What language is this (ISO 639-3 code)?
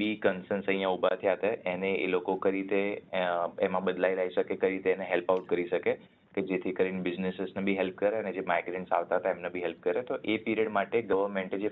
guj